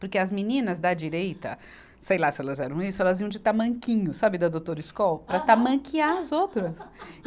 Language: Portuguese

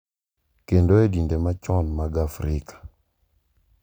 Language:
Luo (Kenya and Tanzania)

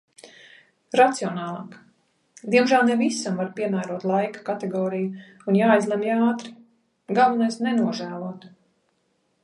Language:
Latvian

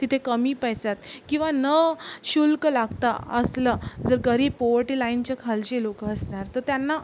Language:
Marathi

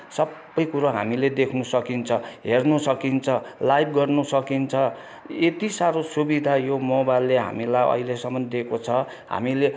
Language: Nepali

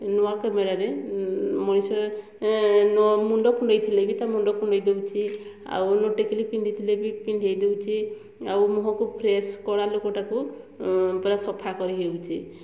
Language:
Odia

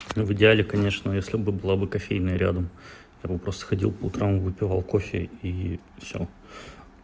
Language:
Russian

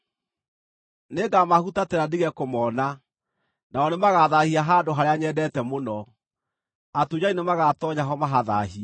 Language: Kikuyu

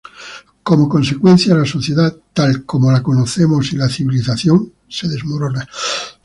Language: Spanish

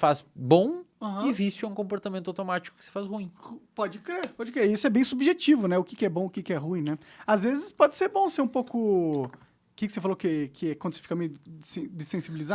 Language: Portuguese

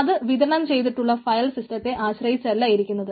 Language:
Malayalam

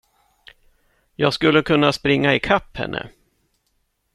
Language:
Swedish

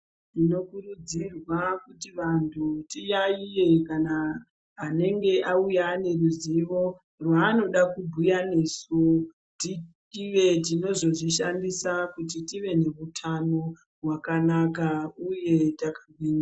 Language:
Ndau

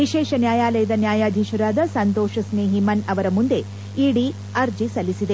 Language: Kannada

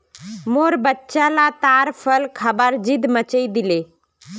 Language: Magahi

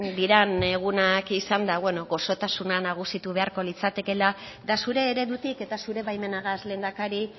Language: Basque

